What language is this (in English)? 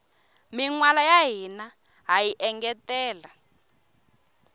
Tsonga